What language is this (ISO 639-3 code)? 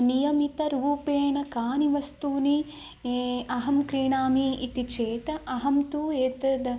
san